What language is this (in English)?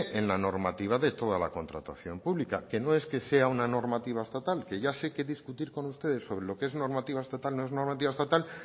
Spanish